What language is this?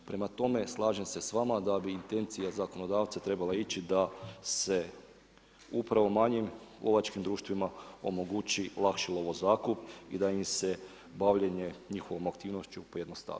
Croatian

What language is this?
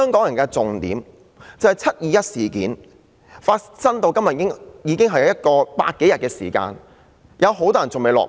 Cantonese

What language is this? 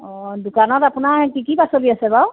Assamese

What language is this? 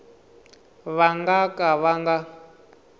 Tsonga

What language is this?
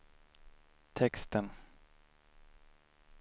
Swedish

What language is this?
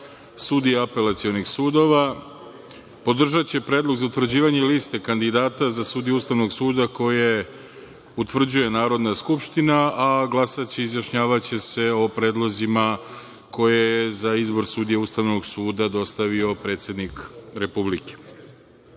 Serbian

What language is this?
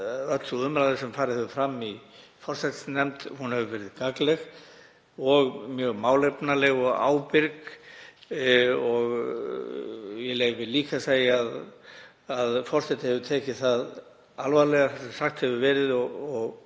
Icelandic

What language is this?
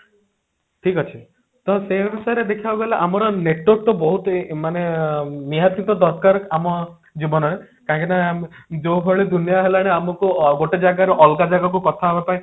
Odia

